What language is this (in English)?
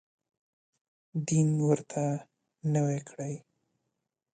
Pashto